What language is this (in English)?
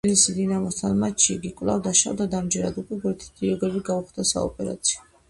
Georgian